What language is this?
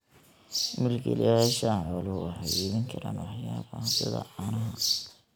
Somali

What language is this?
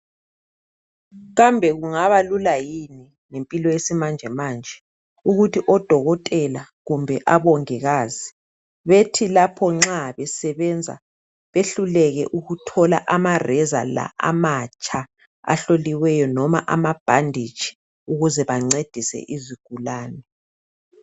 North Ndebele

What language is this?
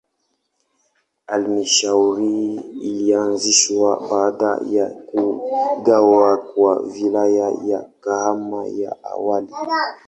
Swahili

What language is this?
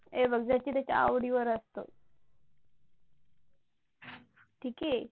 Marathi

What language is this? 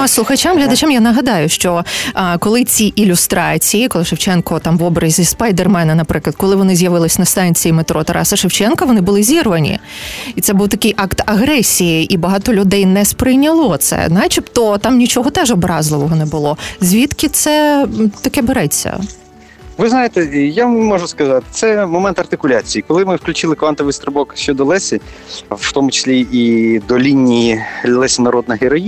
Ukrainian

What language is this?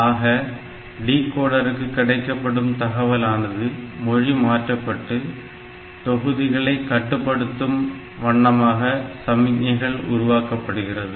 Tamil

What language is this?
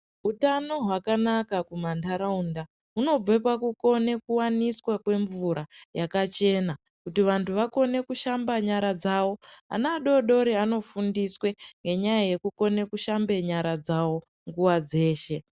Ndau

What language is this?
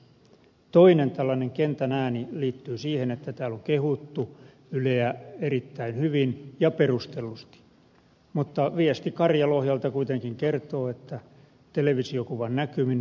Finnish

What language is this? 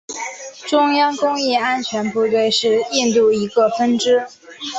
Chinese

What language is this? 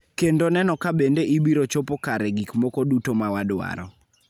Luo (Kenya and Tanzania)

